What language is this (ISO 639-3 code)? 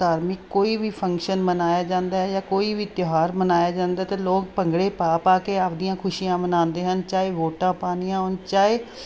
pan